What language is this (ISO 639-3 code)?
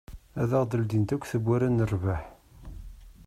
kab